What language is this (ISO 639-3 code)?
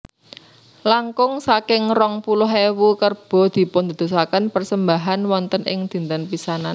jav